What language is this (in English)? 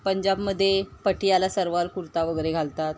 Marathi